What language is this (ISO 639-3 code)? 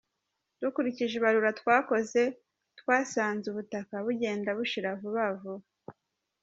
kin